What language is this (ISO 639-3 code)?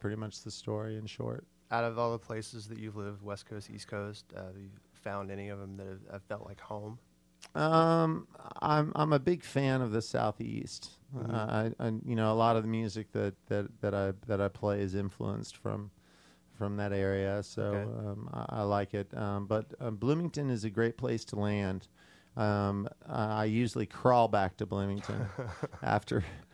eng